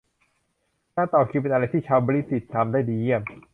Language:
Thai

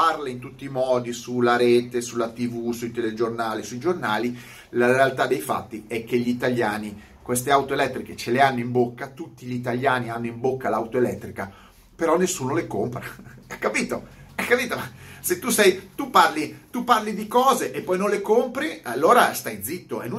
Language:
Italian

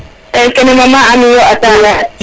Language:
Serer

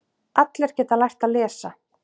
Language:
Icelandic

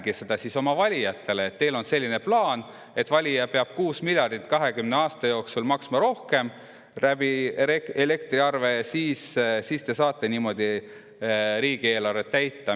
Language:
Estonian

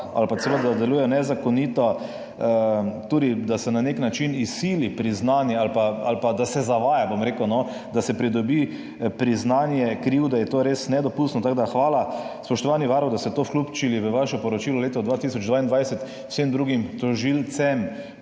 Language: Slovenian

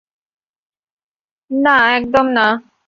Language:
Bangla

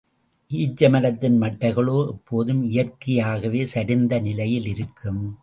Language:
Tamil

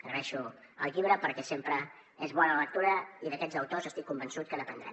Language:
Catalan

